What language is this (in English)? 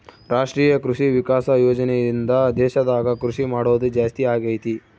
Kannada